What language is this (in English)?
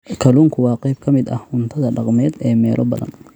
Somali